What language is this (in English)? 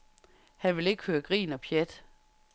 Danish